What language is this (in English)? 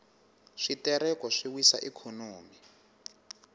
Tsonga